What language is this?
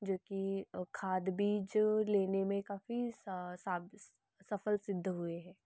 Hindi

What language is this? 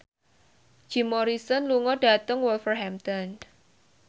Javanese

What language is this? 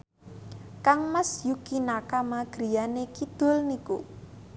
Javanese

